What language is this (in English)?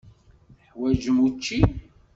Kabyle